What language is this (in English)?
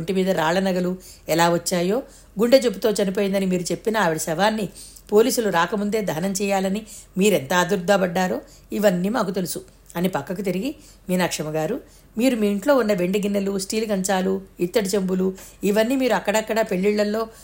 Telugu